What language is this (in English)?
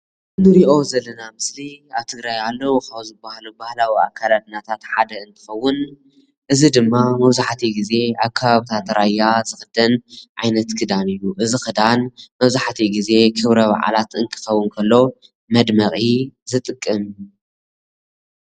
Tigrinya